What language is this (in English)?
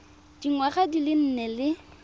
Tswana